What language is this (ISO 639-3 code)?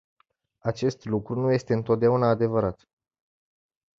ron